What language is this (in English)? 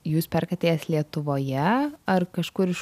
Lithuanian